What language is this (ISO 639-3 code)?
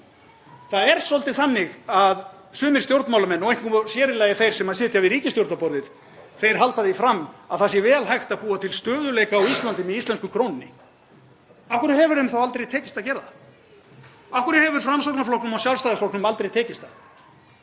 isl